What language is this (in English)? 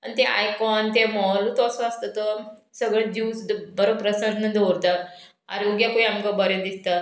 Konkani